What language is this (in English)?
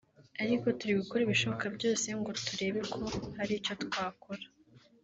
Kinyarwanda